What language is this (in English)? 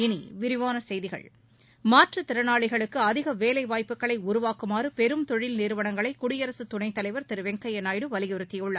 Tamil